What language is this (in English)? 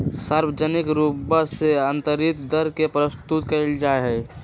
Magahi